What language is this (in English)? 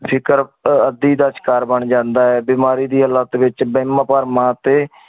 Punjabi